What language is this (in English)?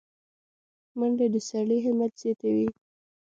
Pashto